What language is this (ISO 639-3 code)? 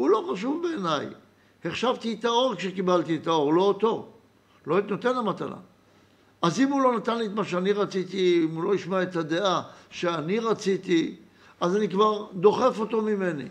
heb